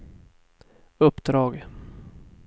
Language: Swedish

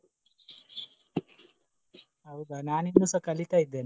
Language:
Kannada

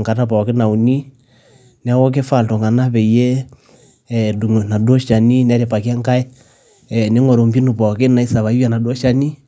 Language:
Masai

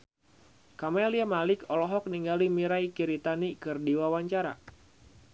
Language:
Sundanese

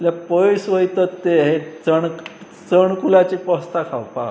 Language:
Konkani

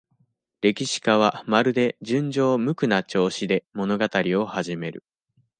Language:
Japanese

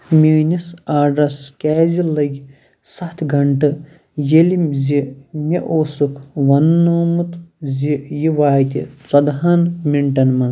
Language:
Kashmiri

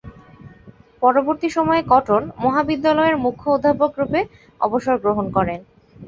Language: Bangla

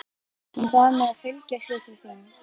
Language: Icelandic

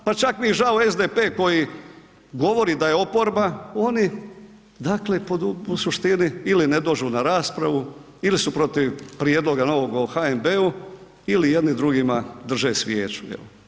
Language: Croatian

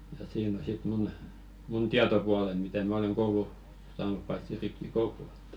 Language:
Finnish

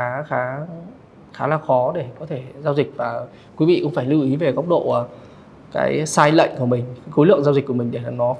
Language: Vietnamese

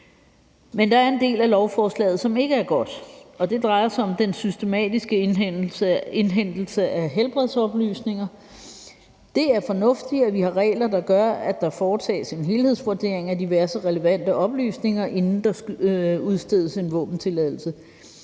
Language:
Danish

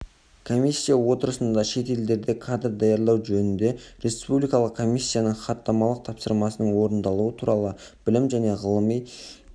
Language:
Kazakh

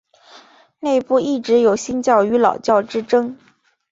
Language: Chinese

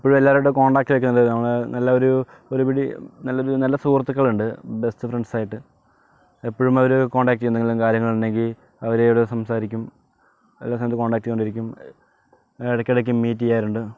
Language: Malayalam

